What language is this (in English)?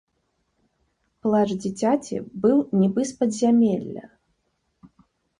Belarusian